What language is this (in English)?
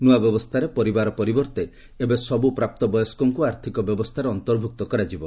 Odia